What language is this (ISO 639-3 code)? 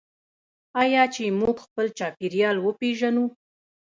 pus